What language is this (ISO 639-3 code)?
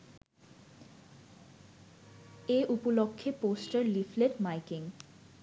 ben